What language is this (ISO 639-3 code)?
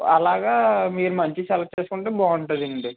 tel